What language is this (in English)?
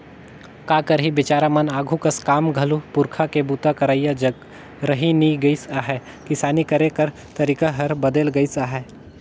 Chhattisgarhi